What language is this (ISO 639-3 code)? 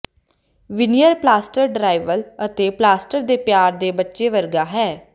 pan